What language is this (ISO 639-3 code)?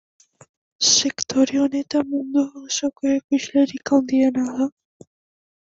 eus